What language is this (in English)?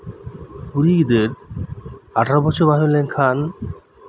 Santali